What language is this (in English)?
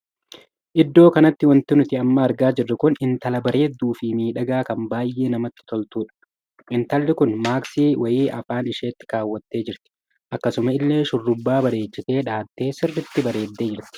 Oromo